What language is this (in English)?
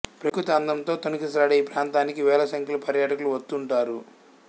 Telugu